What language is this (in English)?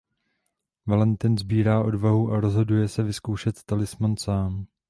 Czech